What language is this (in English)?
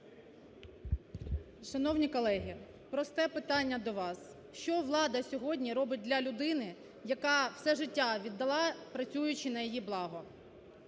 Ukrainian